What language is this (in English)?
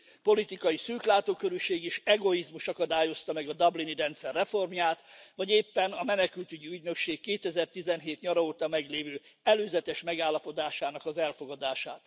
Hungarian